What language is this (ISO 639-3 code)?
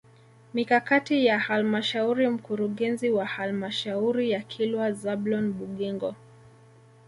swa